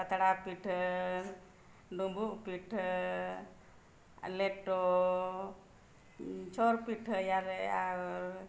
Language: Santali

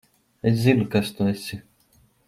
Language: Latvian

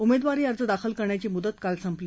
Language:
Marathi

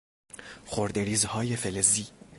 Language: Persian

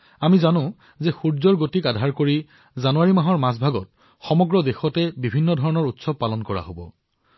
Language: Assamese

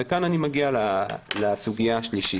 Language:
Hebrew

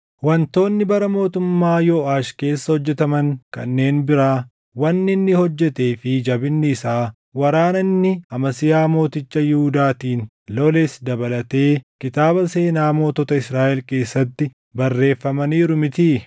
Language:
Oromo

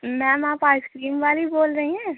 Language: Urdu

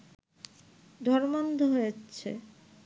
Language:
Bangla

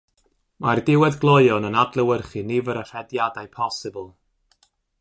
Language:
Welsh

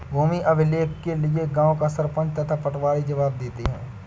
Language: Hindi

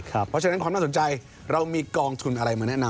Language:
Thai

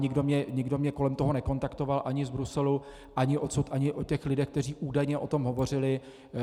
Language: Czech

